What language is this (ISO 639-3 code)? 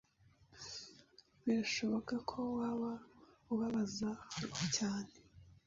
kin